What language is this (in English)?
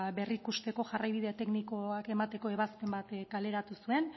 Basque